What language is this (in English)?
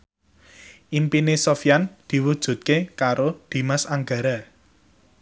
Javanese